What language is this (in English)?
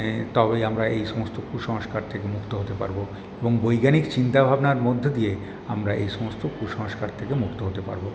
Bangla